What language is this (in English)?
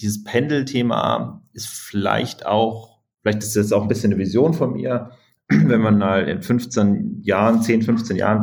German